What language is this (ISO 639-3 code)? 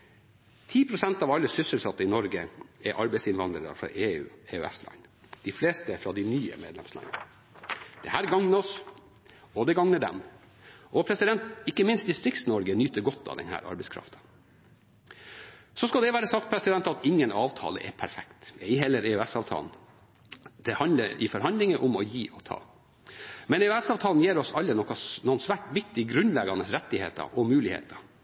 nob